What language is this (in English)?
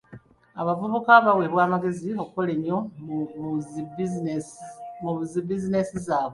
Ganda